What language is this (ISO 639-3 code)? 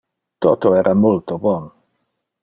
ina